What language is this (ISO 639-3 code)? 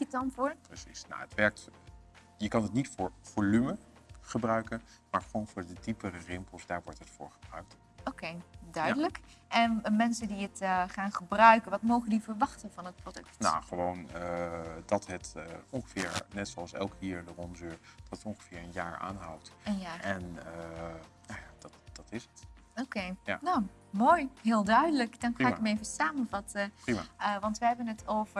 nld